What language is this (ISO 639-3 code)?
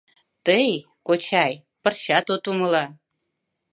chm